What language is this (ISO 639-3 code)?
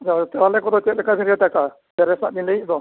sat